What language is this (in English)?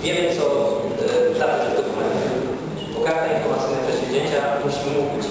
Polish